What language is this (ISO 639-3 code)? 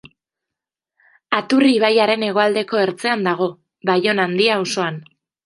eus